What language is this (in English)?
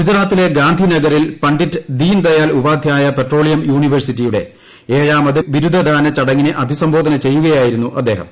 Malayalam